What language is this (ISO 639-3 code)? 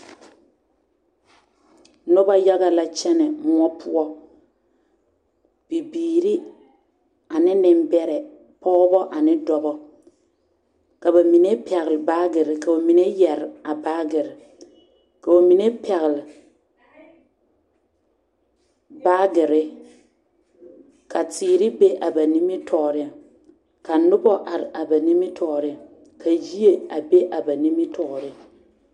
dga